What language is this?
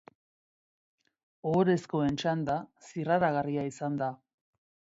Basque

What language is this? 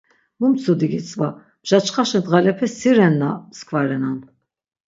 Laz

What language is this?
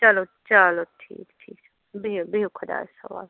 Kashmiri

